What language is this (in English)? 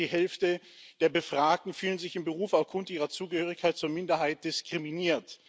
German